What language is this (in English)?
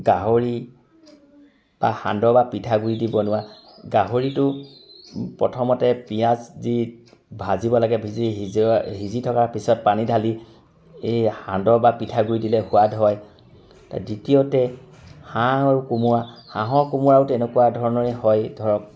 Assamese